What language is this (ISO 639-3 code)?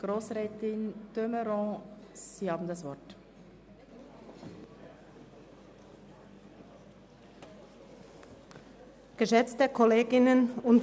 gsw